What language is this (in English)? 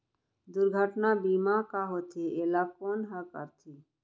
Chhattisgarhi